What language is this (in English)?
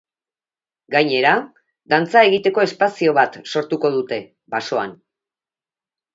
Basque